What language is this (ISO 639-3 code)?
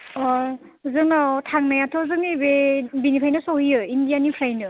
brx